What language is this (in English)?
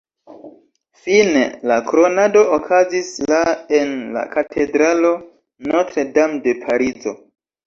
Esperanto